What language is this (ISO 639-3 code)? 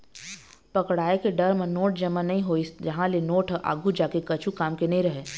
hne